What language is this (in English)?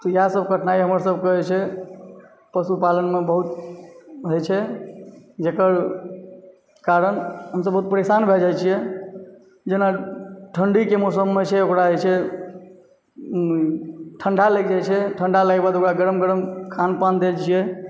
Maithili